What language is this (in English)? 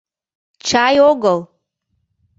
Mari